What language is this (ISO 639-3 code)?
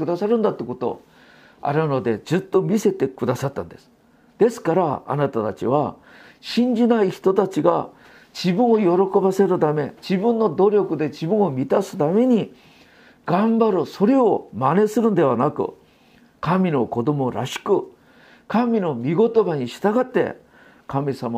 jpn